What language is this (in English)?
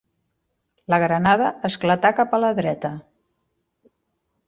Catalan